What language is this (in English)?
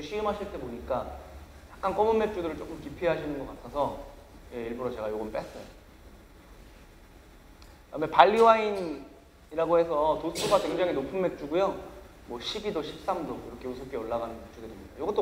Korean